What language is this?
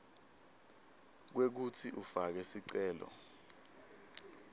Swati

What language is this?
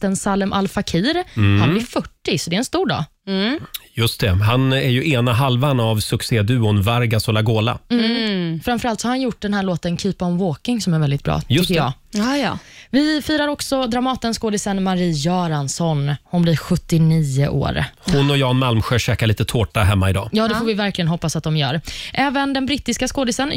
Swedish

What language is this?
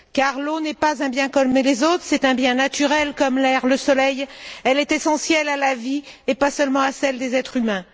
French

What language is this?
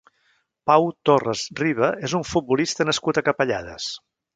Catalan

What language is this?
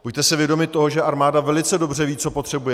Czech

